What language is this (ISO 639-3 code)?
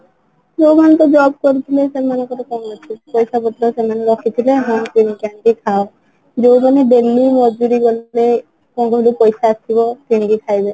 ori